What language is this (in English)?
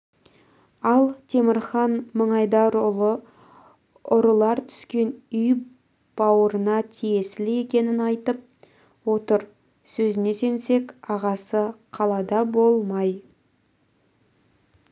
Kazakh